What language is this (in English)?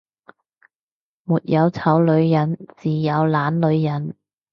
Cantonese